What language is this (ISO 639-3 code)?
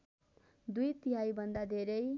nep